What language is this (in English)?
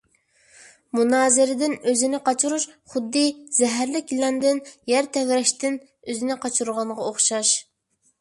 Uyghur